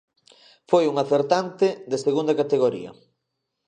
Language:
Galician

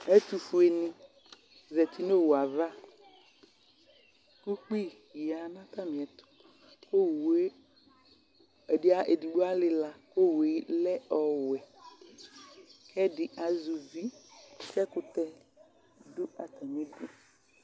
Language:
Ikposo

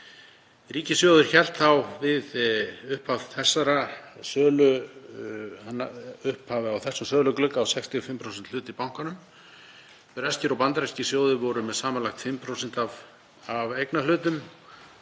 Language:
Icelandic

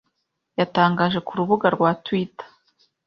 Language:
Kinyarwanda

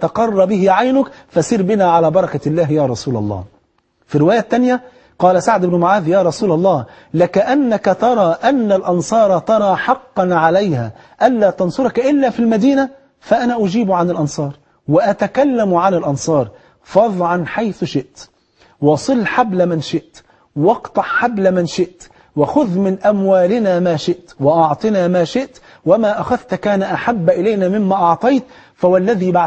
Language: Arabic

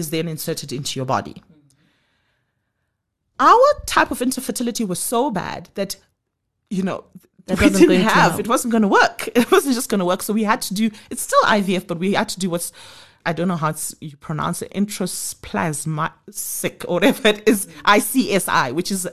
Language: English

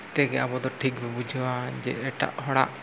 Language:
Santali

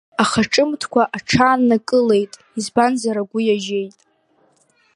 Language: Abkhazian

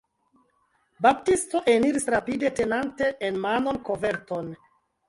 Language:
Esperanto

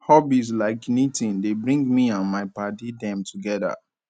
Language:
Nigerian Pidgin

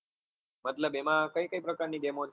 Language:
Gujarati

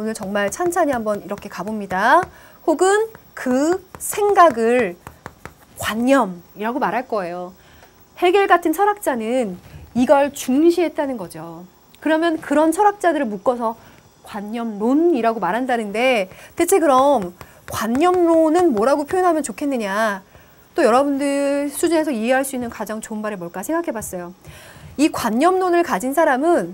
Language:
Korean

